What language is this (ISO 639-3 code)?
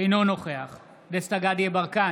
heb